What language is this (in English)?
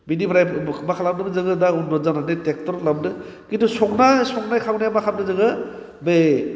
Bodo